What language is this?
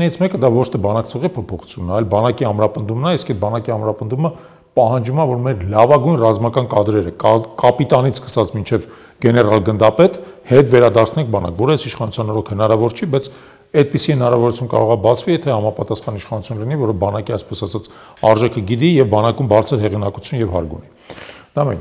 Turkish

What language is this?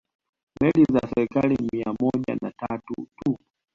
Swahili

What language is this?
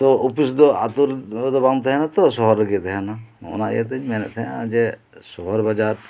Santali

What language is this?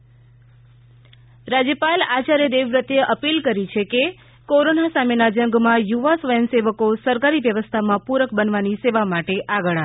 Gujarati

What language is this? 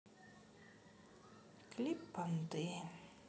Russian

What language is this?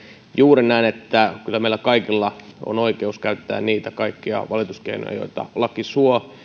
Finnish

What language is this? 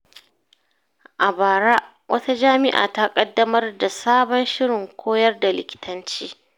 Hausa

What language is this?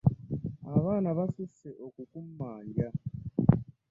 Ganda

